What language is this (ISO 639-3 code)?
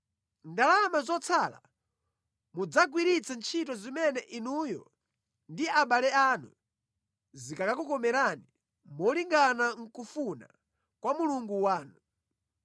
nya